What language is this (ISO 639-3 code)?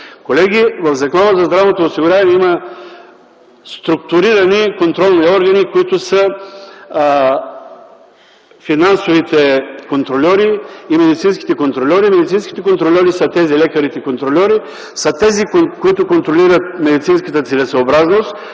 bul